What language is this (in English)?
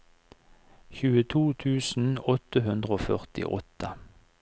Norwegian